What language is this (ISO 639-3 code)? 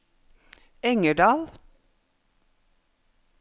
nor